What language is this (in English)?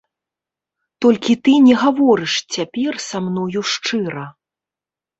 Belarusian